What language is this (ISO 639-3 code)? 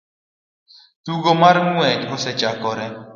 luo